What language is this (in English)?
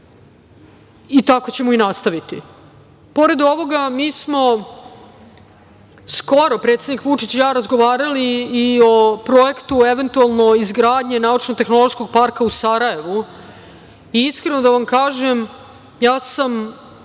Serbian